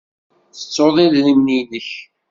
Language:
Kabyle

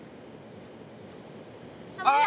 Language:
Japanese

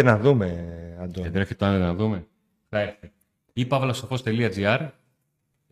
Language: Greek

